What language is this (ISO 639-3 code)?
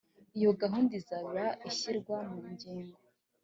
kin